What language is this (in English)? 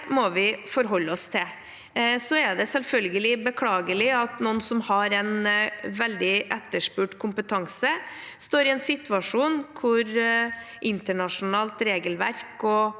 Norwegian